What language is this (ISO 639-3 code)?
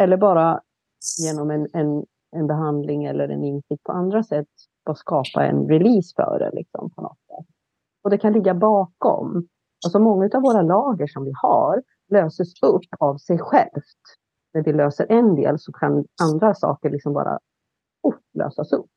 swe